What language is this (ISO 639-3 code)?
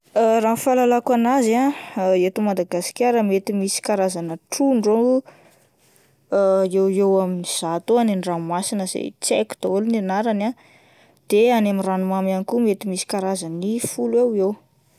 mlg